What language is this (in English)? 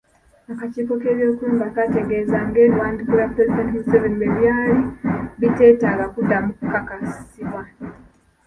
Ganda